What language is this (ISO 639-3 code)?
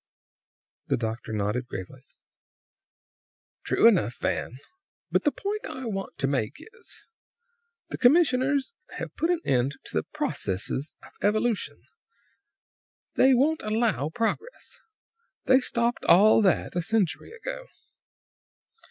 eng